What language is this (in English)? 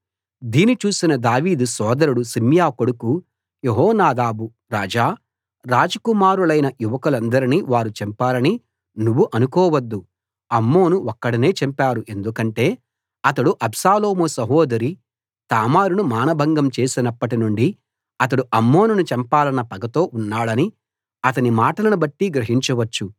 Telugu